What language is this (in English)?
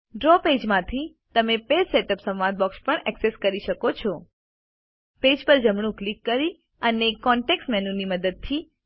Gujarati